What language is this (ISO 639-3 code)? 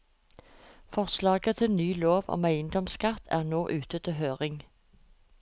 nor